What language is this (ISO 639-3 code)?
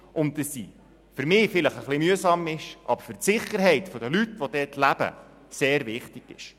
gsw